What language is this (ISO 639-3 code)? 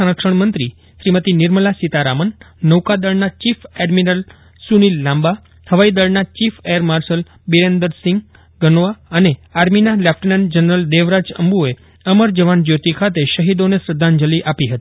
guj